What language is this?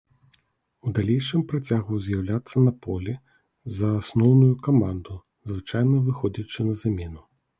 Belarusian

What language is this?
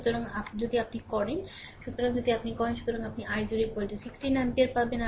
Bangla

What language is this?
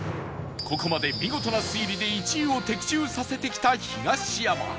Japanese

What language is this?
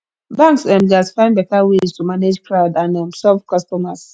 Nigerian Pidgin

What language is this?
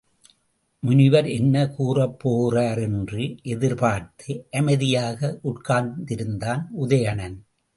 Tamil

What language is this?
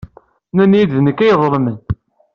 Kabyle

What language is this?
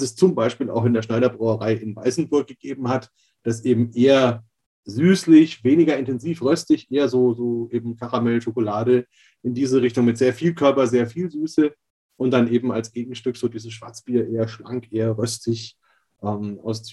German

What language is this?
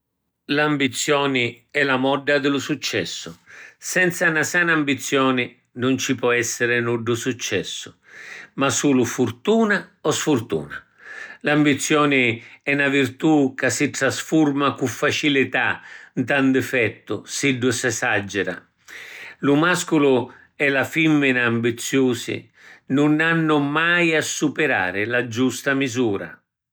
Sicilian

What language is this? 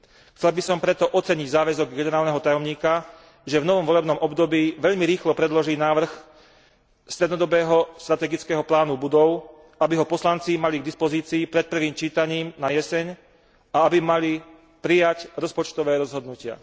Slovak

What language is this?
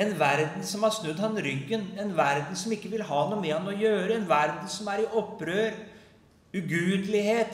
Norwegian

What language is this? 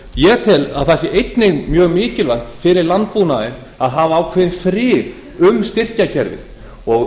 Icelandic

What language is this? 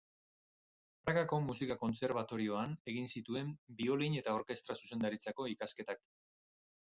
Basque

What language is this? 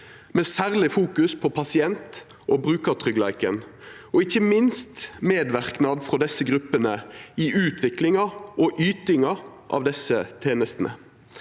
Norwegian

